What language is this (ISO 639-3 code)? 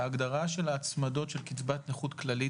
heb